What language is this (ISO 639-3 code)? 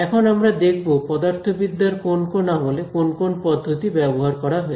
ben